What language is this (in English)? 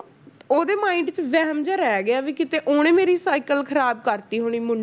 Punjabi